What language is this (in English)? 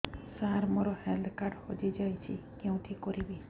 Odia